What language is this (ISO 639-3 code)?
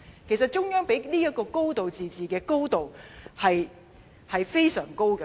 yue